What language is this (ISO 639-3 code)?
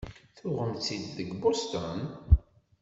kab